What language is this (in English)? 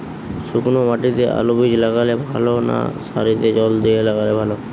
Bangla